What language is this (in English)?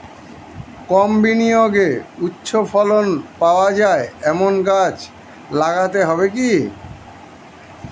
Bangla